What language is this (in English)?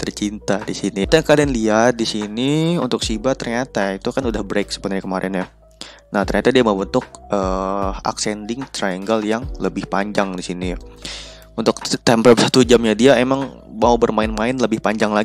Indonesian